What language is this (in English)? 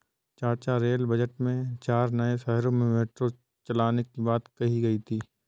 Hindi